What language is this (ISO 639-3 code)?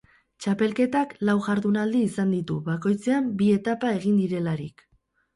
eus